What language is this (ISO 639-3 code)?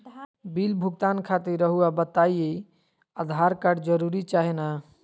mag